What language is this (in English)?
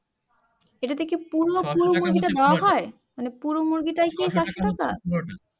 Bangla